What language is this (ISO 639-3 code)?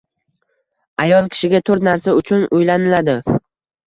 uzb